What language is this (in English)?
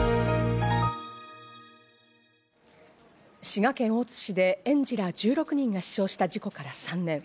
Japanese